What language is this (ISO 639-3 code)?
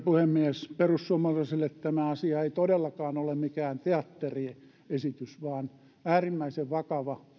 fin